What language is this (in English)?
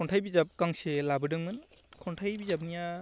Bodo